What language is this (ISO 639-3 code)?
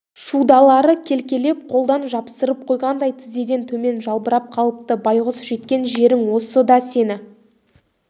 kaz